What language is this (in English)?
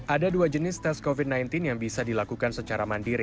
Indonesian